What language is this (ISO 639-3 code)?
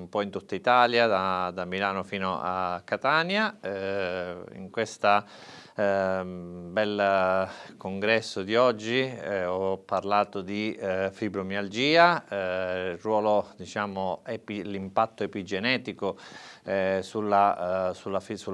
ita